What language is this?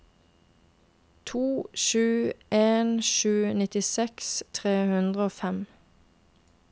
Norwegian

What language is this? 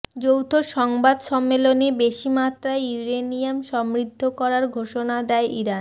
Bangla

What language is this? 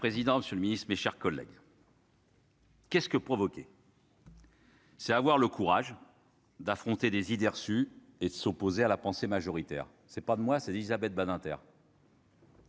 French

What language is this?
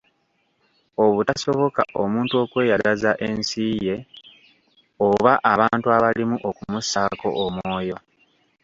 Ganda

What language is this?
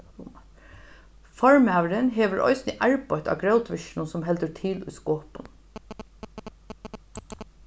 Faroese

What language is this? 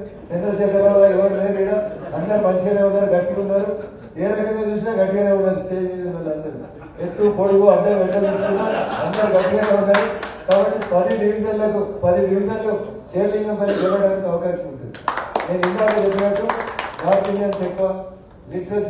Turkish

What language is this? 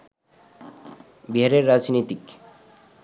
Bangla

